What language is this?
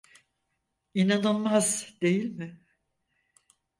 Turkish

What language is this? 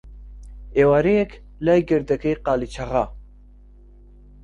Central Kurdish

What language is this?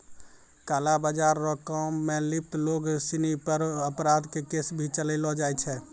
Maithili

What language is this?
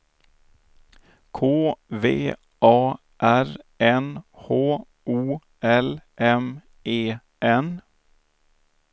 Swedish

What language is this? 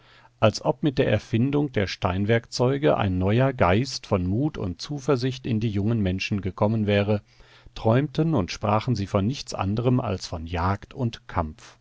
German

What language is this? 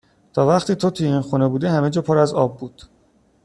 Persian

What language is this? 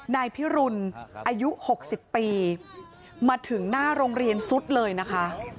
Thai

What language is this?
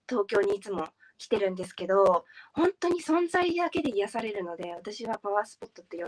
Japanese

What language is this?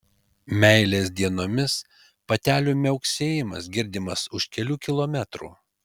Lithuanian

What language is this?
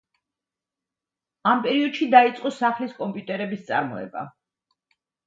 Georgian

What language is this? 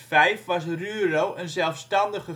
Dutch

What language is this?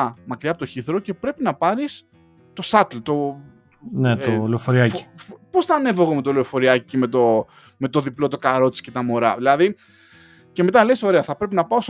Greek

